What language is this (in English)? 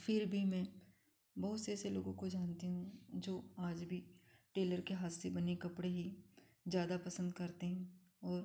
Hindi